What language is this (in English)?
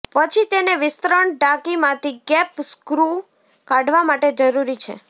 Gujarati